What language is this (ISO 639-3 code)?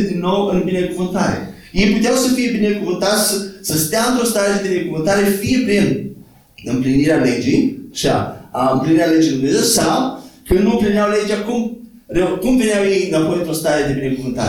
ron